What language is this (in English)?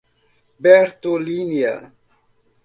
Portuguese